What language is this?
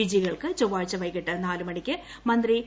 Malayalam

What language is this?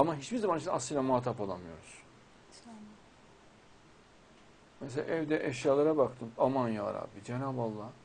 Turkish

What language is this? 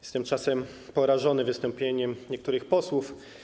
Polish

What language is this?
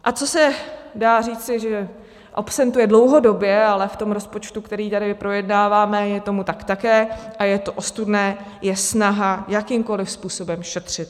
Czech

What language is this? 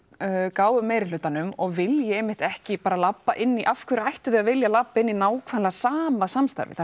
Icelandic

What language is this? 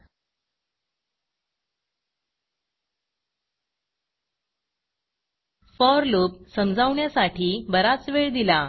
Marathi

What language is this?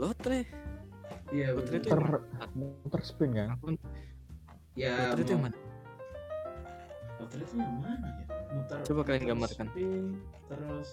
Indonesian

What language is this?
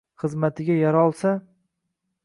Uzbek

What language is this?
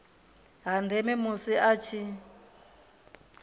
Venda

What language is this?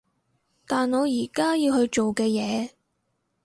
Cantonese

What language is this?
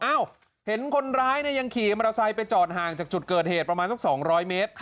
Thai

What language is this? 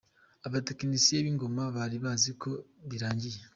Kinyarwanda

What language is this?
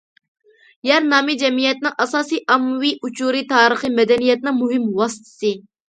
Uyghur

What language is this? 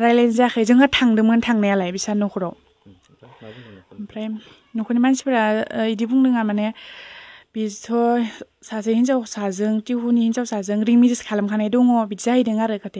Thai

